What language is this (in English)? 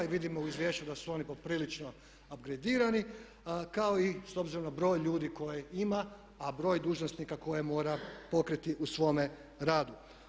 Croatian